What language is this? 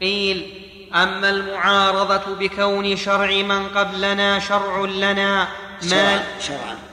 Arabic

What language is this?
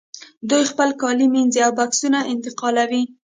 Pashto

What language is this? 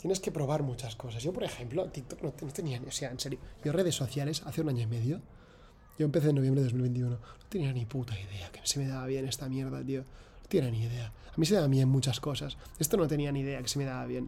Spanish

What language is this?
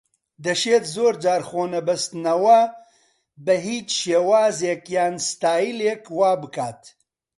Central Kurdish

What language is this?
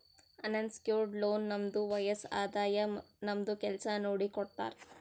Kannada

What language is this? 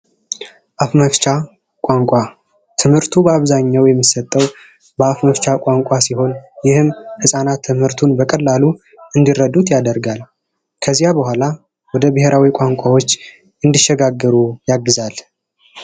Amharic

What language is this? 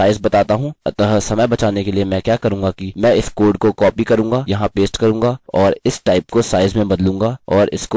Hindi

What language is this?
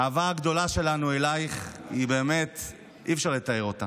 Hebrew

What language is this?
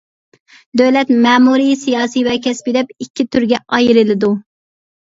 Uyghur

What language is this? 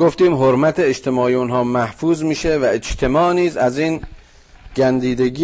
Persian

